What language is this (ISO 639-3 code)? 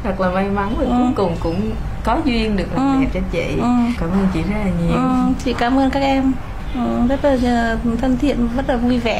vie